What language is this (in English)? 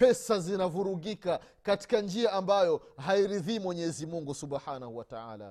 Swahili